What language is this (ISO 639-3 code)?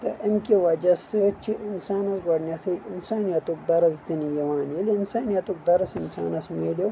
kas